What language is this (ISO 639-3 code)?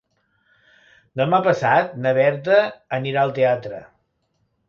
cat